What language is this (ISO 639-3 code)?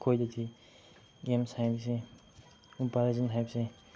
mni